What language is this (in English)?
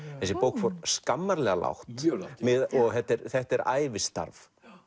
Icelandic